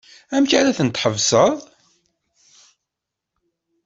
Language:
Kabyle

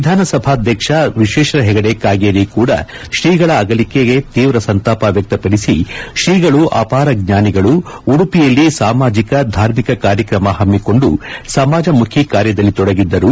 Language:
Kannada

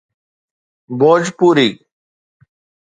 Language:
Sindhi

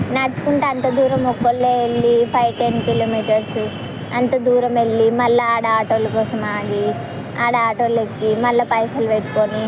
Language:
Telugu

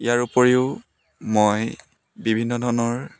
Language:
Assamese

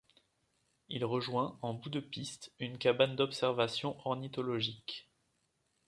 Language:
French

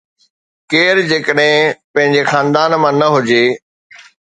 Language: Sindhi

